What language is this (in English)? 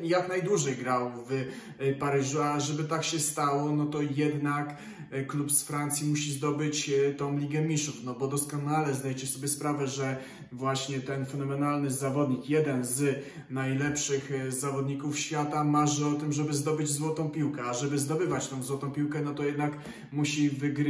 Polish